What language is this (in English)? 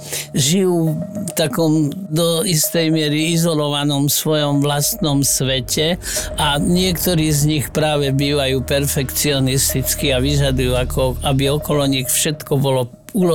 Slovak